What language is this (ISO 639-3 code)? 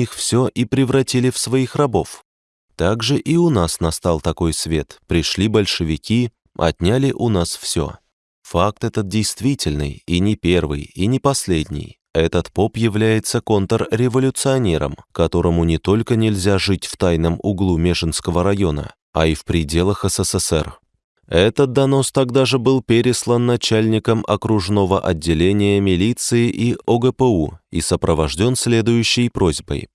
rus